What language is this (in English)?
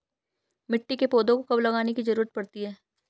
Hindi